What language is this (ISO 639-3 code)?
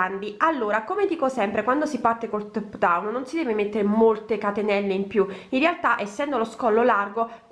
ita